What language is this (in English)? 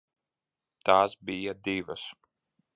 Latvian